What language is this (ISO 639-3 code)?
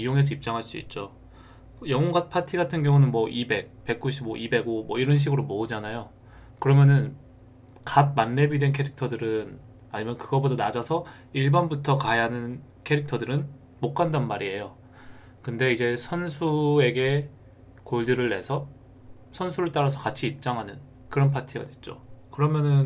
kor